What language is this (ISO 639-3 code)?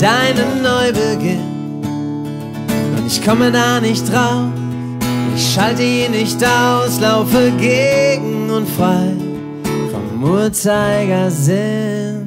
deu